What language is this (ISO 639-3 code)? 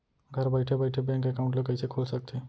hne